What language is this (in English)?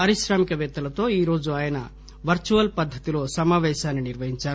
Telugu